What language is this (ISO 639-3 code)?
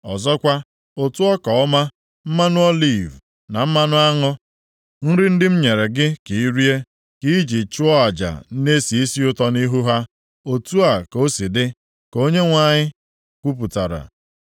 ibo